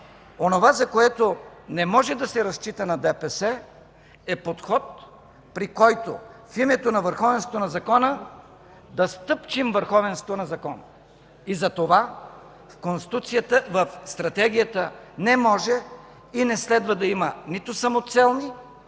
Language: Bulgarian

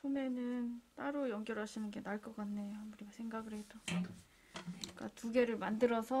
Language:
Korean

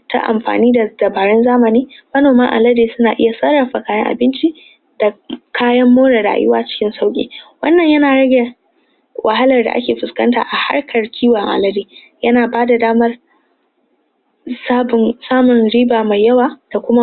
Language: Hausa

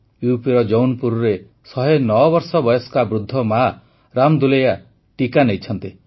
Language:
Odia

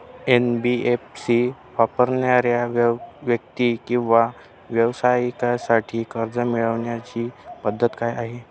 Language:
Marathi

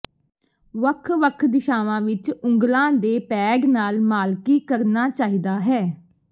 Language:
Punjabi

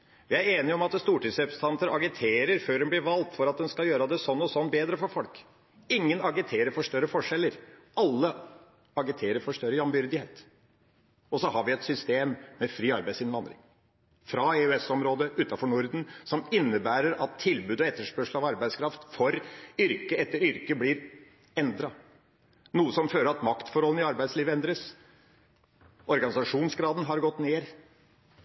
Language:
Norwegian Bokmål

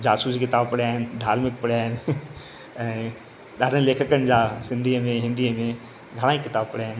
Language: Sindhi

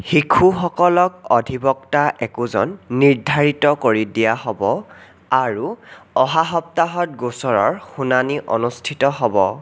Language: Assamese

